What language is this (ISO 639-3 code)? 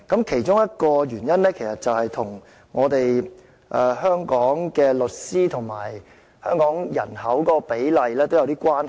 yue